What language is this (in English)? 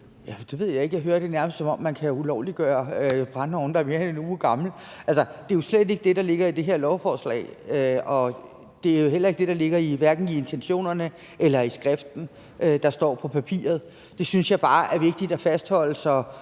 Danish